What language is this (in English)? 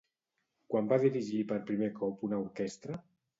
Catalan